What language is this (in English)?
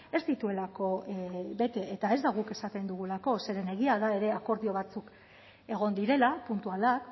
Basque